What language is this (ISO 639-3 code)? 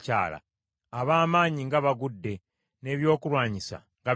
lug